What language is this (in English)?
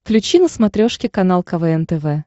Russian